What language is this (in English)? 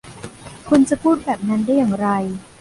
Thai